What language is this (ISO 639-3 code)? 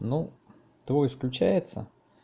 rus